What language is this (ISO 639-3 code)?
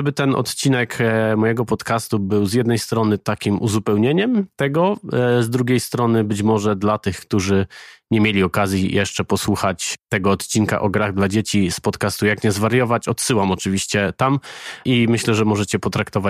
pol